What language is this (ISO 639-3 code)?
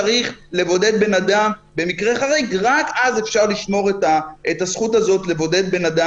heb